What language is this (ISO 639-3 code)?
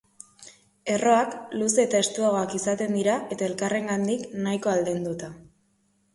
eus